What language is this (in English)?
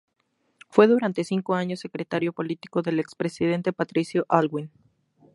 Spanish